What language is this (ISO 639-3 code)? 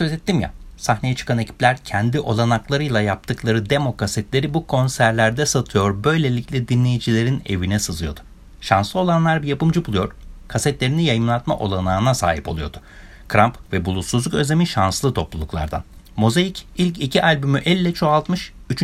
tur